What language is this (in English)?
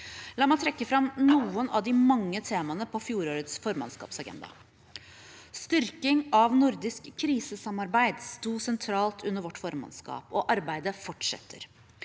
Norwegian